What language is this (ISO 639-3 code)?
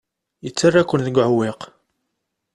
kab